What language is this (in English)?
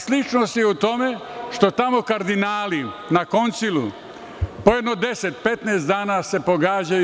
Serbian